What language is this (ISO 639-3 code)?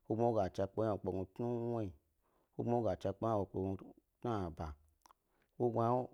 gby